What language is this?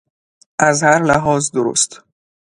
Persian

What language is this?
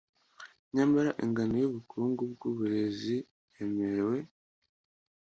Kinyarwanda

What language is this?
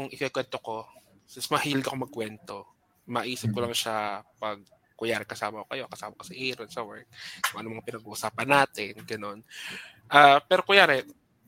Filipino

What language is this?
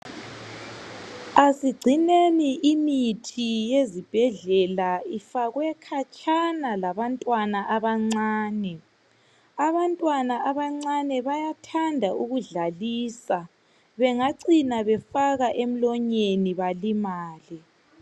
North Ndebele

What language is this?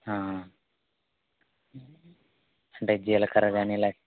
Telugu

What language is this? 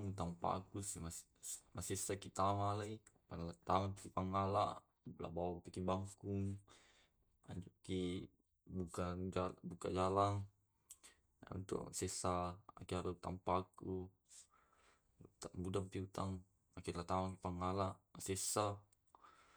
Tae'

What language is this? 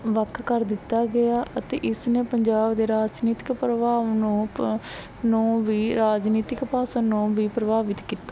Punjabi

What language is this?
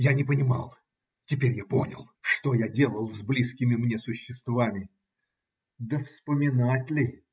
Russian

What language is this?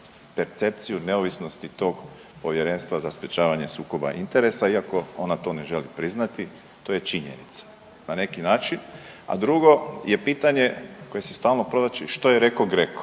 Croatian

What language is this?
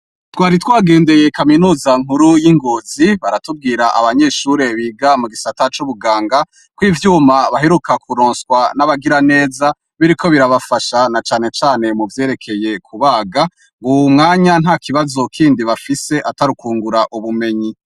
Rundi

